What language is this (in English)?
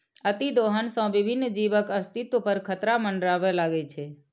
Maithili